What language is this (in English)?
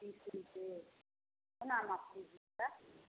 Hindi